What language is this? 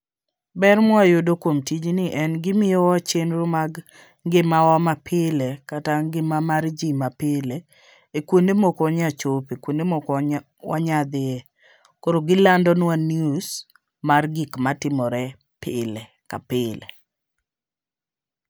Luo (Kenya and Tanzania)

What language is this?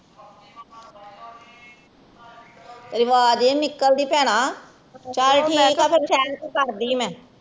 Punjabi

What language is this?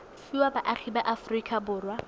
Tswana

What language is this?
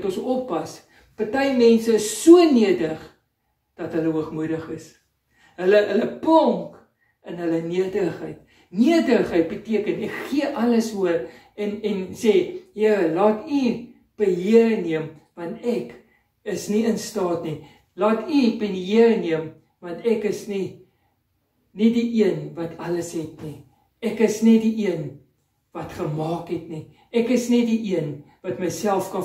Dutch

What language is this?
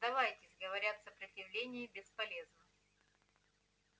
Russian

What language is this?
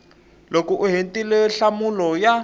Tsonga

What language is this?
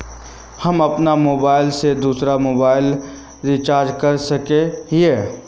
Magahi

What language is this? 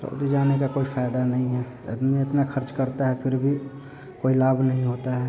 Hindi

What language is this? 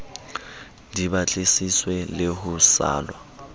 Southern Sotho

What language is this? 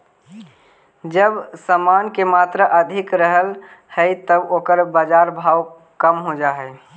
Magahi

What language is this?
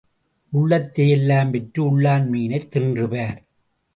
Tamil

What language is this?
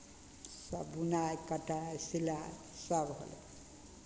Maithili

